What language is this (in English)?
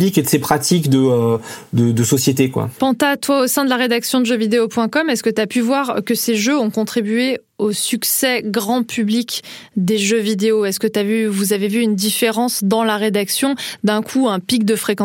French